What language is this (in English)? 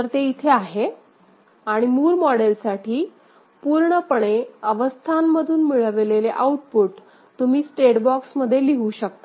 Marathi